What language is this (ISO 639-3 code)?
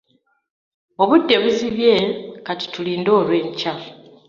lug